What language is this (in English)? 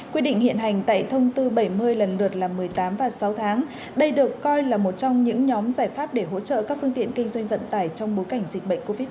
Vietnamese